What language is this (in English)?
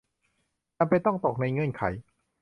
Thai